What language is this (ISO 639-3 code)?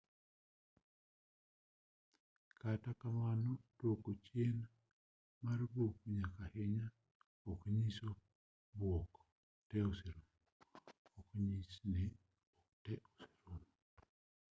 luo